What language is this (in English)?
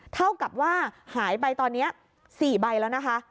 Thai